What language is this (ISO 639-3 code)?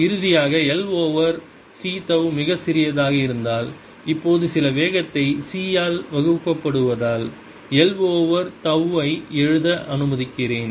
tam